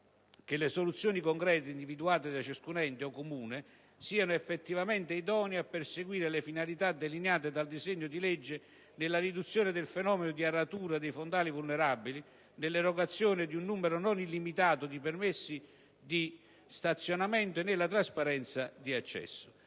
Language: Italian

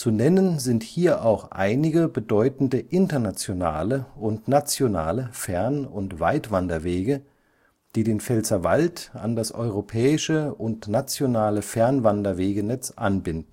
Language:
German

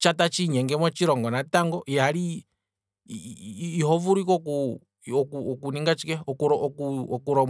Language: Kwambi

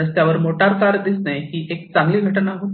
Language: Marathi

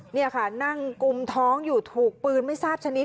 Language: Thai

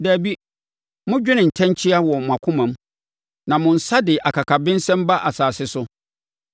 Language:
Akan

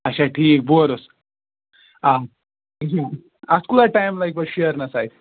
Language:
Kashmiri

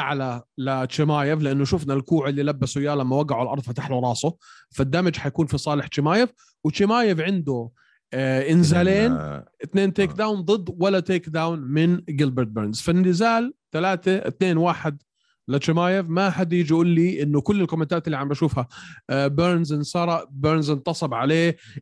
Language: Arabic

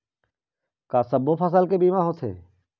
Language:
Chhattisgarhi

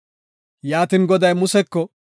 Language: Gofa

